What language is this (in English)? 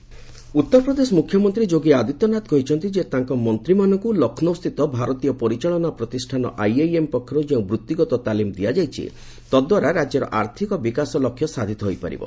Odia